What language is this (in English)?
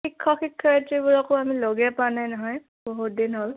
Assamese